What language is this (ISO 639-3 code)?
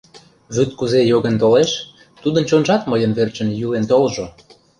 chm